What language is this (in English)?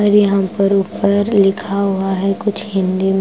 Hindi